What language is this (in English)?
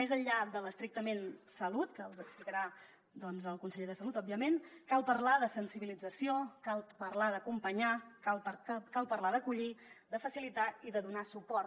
Catalan